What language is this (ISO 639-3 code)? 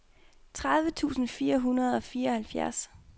dan